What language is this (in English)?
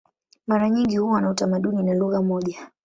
Swahili